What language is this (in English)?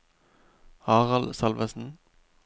Norwegian